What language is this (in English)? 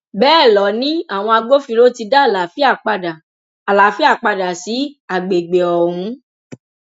Yoruba